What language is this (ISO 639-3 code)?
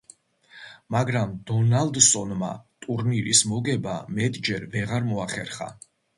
kat